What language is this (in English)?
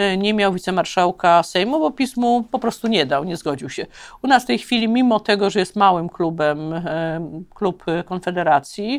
Polish